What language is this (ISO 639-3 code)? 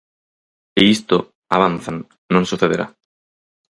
glg